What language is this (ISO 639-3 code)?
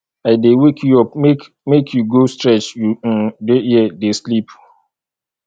pcm